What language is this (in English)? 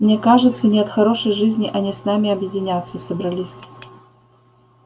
Russian